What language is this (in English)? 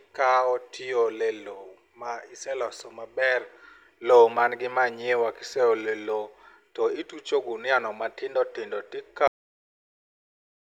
Luo (Kenya and Tanzania)